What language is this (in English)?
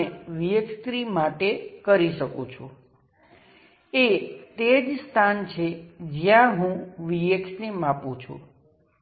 Gujarati